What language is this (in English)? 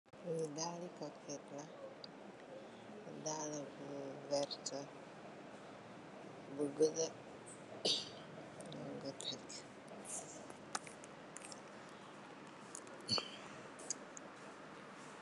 Wolof